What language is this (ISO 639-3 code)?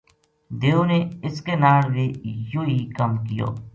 gju